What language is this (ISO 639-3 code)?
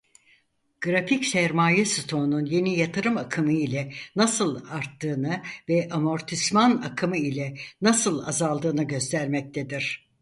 tur